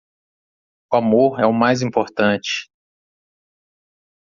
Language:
Portuguese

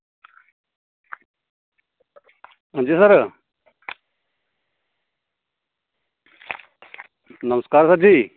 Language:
Dogri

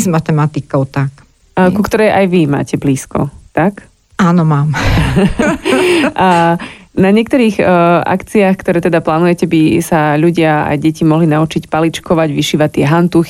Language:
Slovak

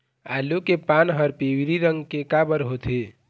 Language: Chhattisgarhi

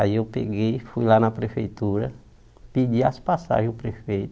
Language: Portuguese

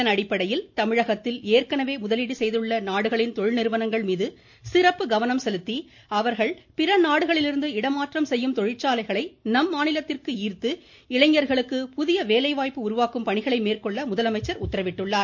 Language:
Tamil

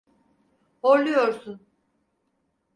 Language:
Turkish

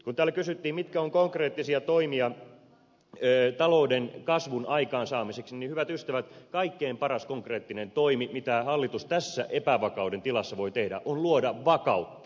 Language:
Finnish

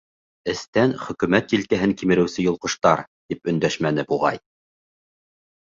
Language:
Bashkir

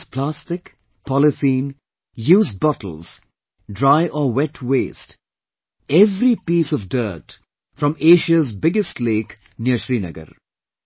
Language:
English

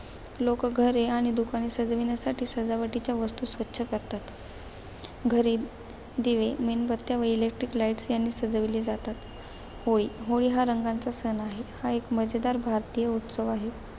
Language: Marathi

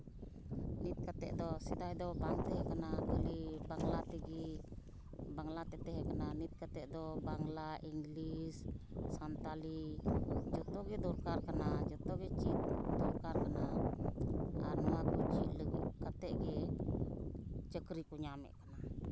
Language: Santali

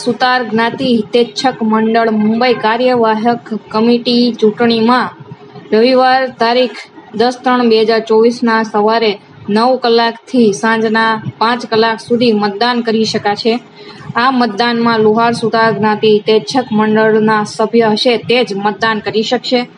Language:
Gujarati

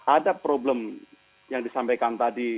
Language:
Indonesian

